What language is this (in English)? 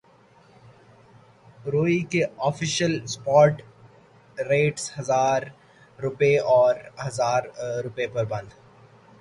Urdu